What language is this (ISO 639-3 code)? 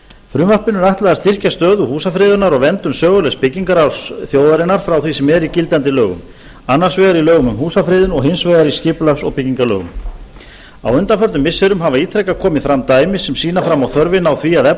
isl